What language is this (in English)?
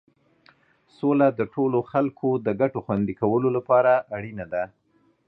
Pashto